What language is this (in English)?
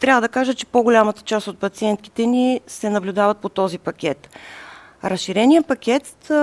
Bulgarian